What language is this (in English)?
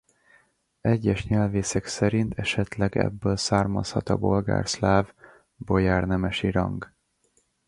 Hungarian